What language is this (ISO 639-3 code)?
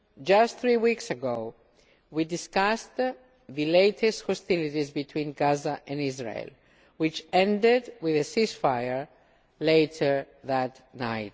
eng